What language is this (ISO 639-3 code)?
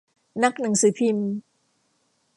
tha